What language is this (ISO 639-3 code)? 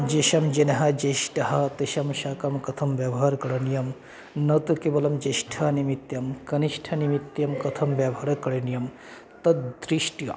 san